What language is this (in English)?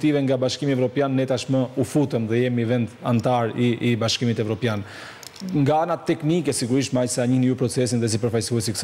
Romanian